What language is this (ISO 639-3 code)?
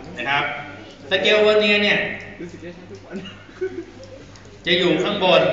tha